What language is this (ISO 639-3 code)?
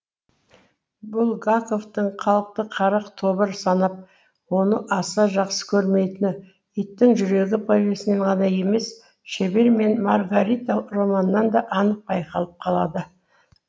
kaz